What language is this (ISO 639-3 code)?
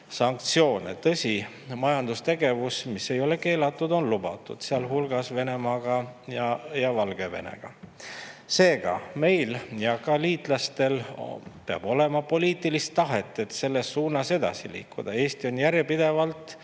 est